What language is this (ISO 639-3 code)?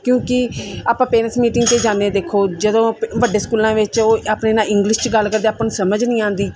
pan